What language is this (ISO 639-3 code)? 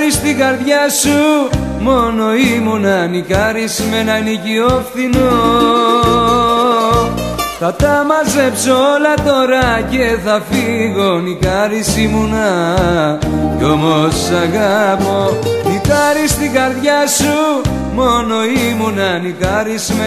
ell